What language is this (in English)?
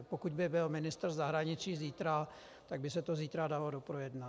Czech